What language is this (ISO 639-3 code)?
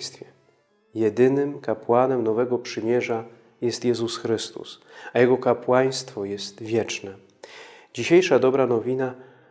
pol